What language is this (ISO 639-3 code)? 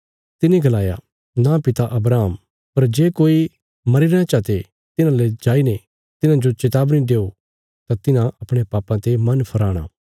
kfs